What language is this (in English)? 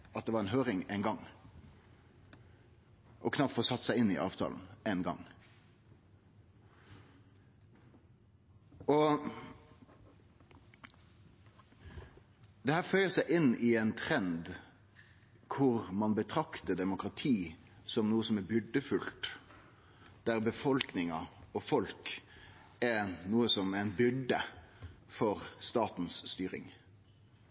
Norwegian Nynorsk